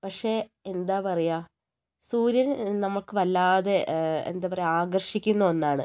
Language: Malayalam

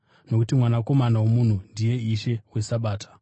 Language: Shona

